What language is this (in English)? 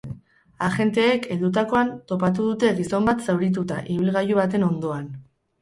Basque